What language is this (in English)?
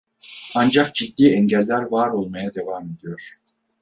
Turkish